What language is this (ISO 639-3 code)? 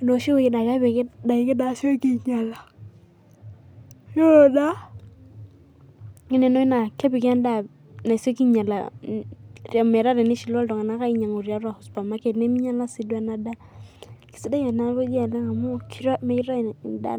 mas